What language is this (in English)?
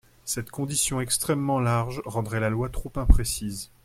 French